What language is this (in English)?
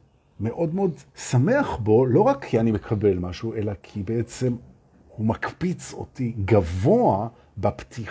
Hebrew